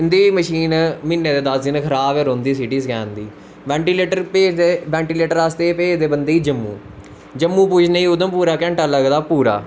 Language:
Dogri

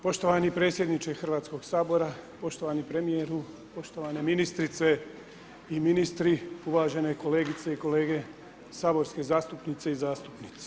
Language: Croatian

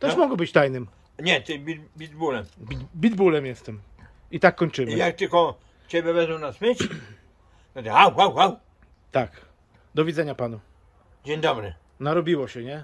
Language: Polish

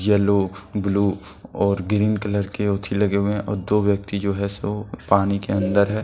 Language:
Hindi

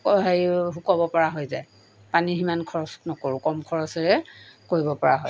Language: Assamese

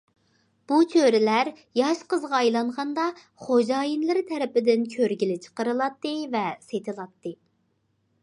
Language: Uyghur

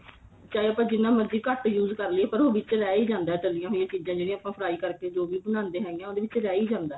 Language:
Punjabi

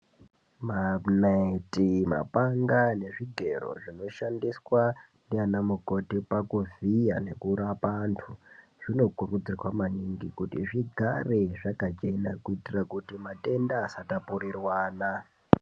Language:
Ndau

